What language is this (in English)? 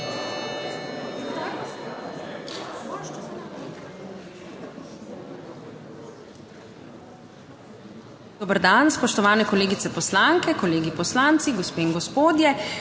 Slovenian